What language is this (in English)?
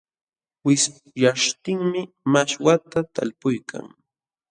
Jauja Wanca Quechua